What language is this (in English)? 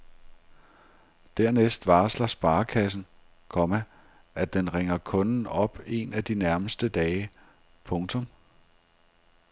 Danish